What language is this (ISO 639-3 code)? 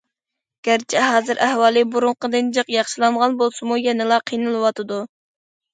uig